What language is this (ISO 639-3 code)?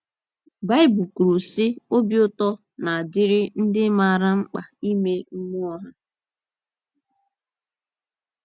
ibo